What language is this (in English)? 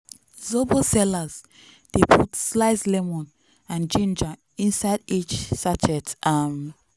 Nigerian Pidgin